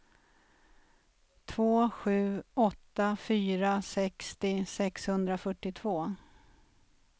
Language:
Swedish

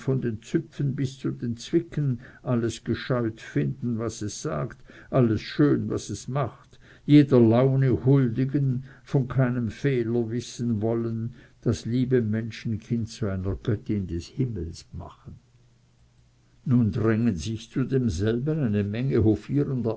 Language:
German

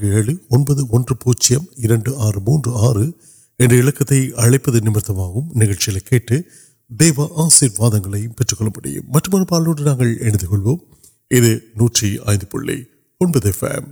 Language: Urdu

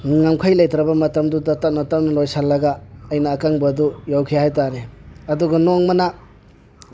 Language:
Manipuri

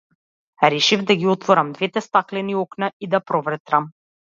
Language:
Macedonian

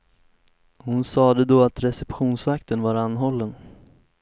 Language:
Swedish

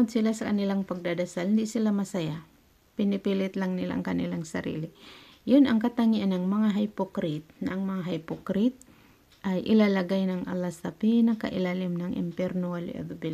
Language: Filipino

